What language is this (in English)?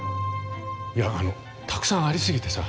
Japanese